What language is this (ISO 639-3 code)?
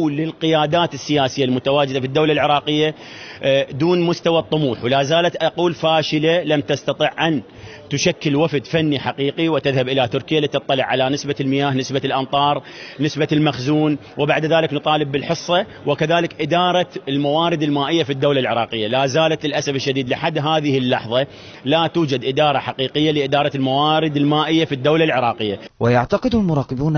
ara